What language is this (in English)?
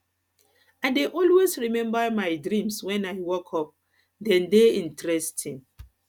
Nigerian Pidgin